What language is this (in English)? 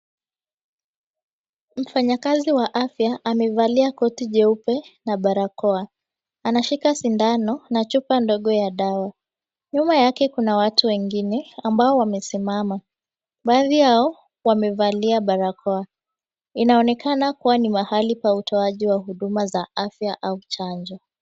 Swahili